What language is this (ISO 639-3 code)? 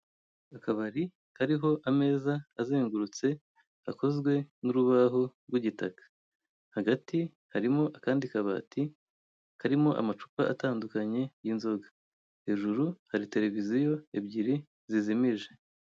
kin